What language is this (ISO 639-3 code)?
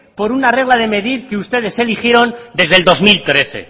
spa